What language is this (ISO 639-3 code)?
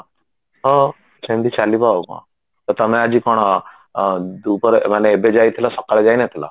ori